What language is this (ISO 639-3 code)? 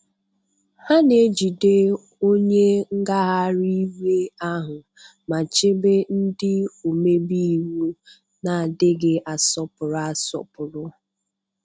ibo